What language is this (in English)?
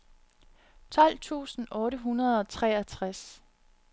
Danish